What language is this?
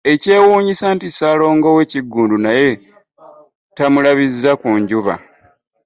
Ganda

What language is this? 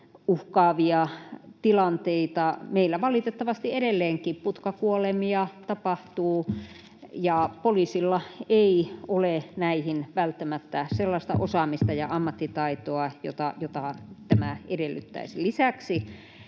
Finnish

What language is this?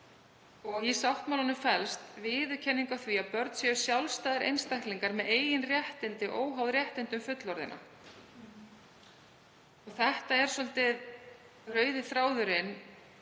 Icelandic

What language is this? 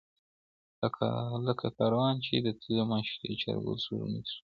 Pashto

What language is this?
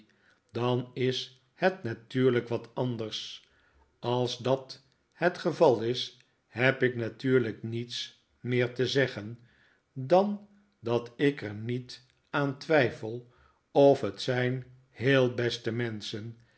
Dutch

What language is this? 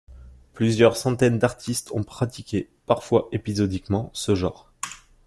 French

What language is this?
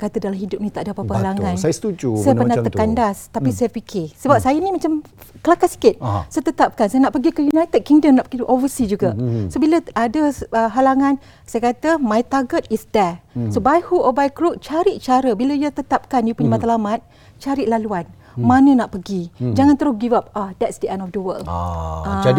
Malay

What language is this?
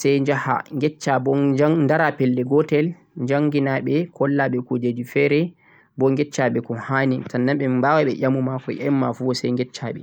Central-Eastern Niger Fulfulde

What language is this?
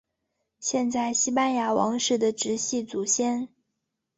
Chinese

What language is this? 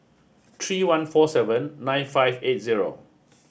English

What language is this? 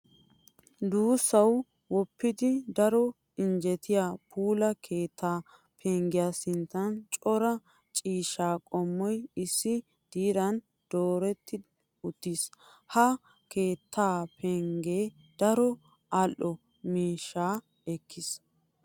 Wolaytta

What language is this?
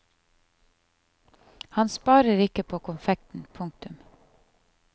Norwegian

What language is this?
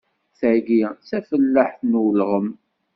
Kabyle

